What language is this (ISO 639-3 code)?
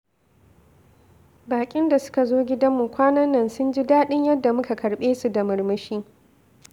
hau